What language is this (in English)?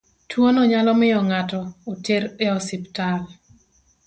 Luo (Kenya and Tanzania)